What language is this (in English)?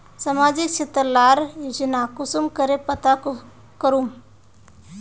Magahi